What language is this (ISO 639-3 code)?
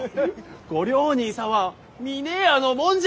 jpn